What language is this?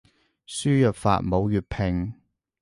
Cantonese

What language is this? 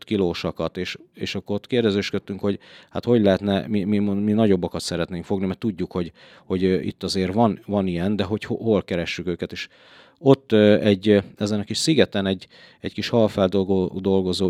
Hungarian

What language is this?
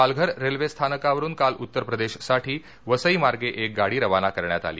Marathi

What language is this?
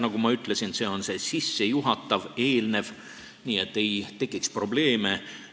Estonian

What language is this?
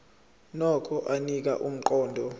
Zulu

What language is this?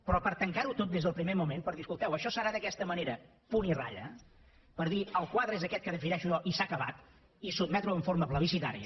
Catalan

